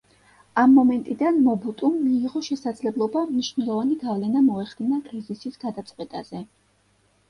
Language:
Georgian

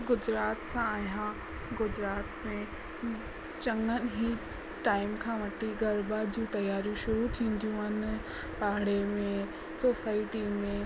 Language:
Sindhi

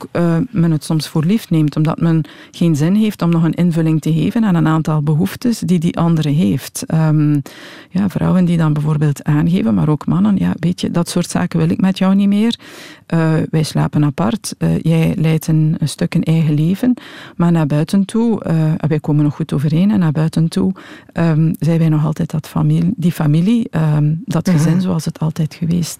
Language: Dutch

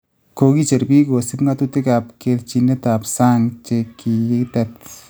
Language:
Kalenjin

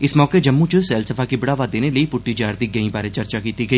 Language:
Dogri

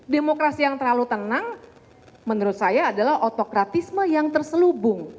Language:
Indonesian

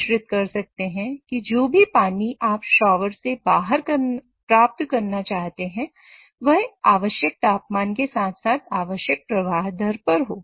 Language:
Hindi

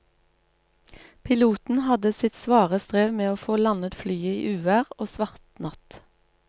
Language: Norwegian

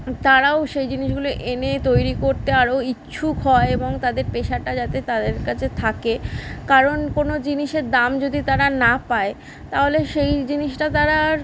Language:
Bangla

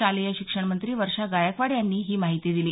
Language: Marathi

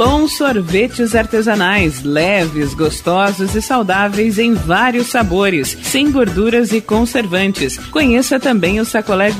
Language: Portuguese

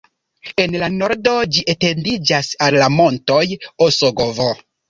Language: Esperanto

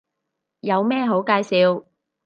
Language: Cantonese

